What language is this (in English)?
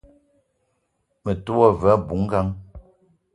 Eton (Cameroon)